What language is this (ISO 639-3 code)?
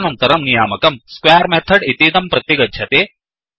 san